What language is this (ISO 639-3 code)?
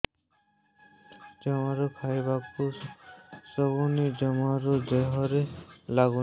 ori